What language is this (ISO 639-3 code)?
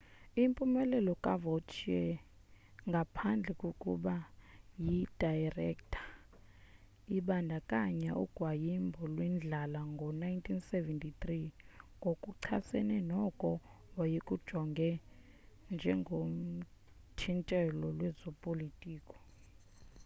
xho